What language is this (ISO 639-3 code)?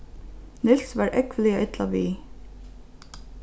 fao